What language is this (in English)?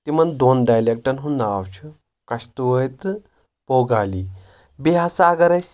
Kashmiri